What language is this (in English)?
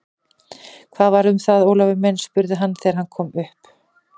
Icelandic